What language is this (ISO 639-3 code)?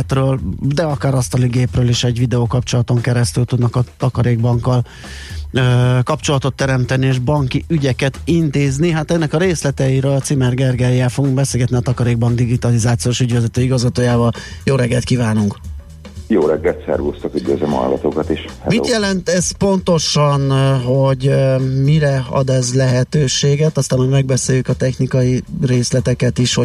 hun